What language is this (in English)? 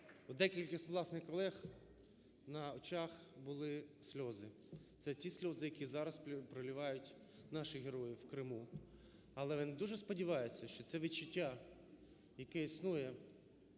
Ukrainian